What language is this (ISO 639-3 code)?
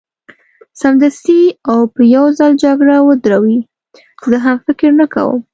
pus